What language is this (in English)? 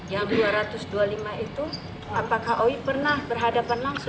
Indonesian